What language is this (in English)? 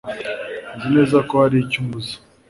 Kinyarwanda